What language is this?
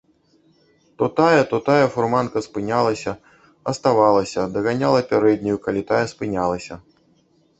Belarusian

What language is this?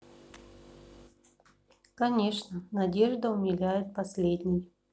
Russian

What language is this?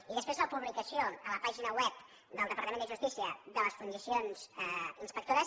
Catalan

